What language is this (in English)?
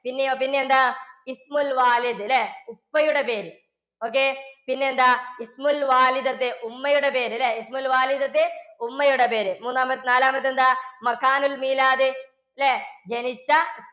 Malayalam